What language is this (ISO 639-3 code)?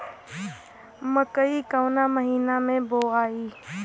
bho